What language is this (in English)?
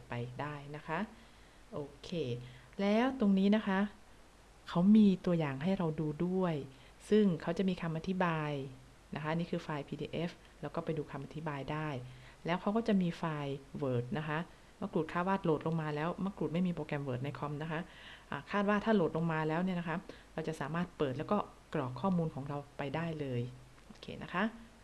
Thai